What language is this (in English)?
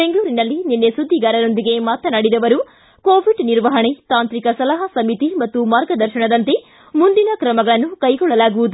Kannada